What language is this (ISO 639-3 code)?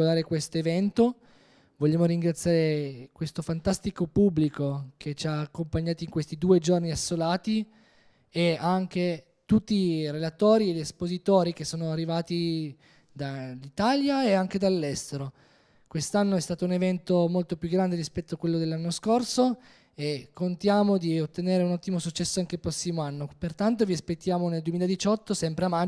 ita